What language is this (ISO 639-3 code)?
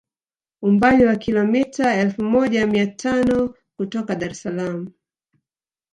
swa